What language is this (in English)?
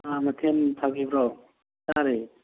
Manipuri